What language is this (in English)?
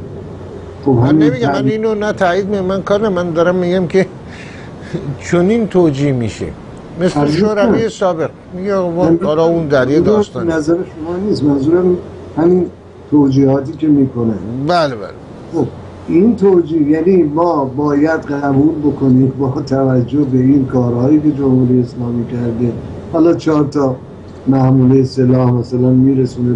Persian